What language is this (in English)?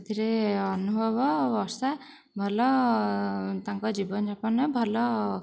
Odia